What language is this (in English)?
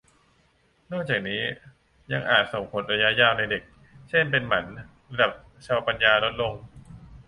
Thai